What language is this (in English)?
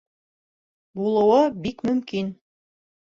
Bashkir